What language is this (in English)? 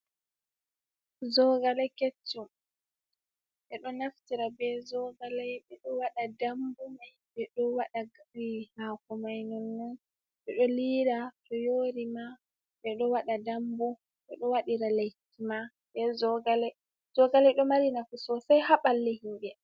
Fula